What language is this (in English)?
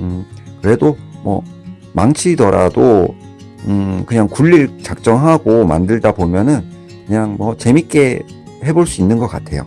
Korean